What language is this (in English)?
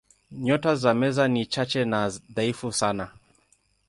Swahili